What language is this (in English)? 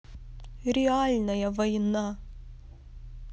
Russian